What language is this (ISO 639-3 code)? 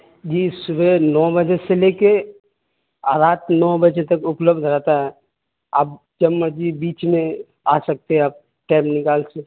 urd